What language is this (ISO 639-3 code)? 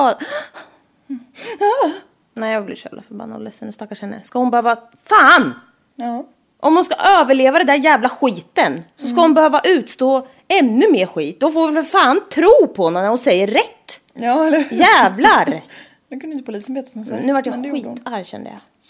swe